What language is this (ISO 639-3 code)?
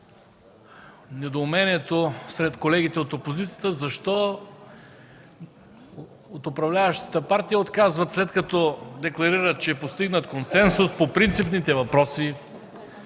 bul